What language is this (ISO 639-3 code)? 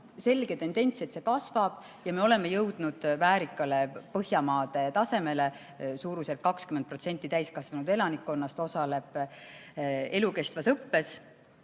est